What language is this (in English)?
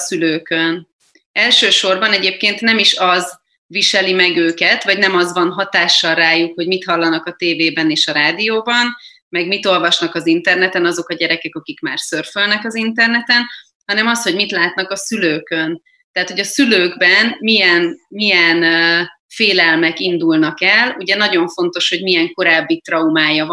Hungarian